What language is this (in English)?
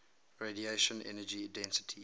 English